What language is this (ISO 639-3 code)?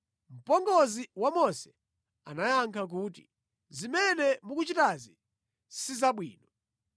nya